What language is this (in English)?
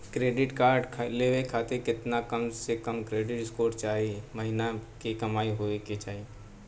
Bhojpuri